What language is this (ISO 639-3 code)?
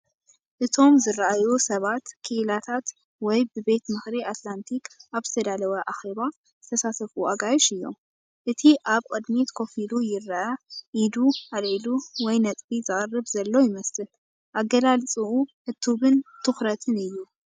tir